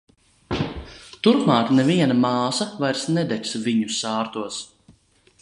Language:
Latvian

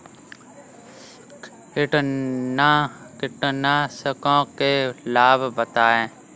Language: Hindi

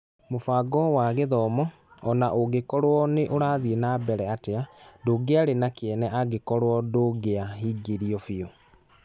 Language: Kikuyu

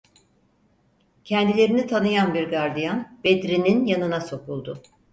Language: Turkish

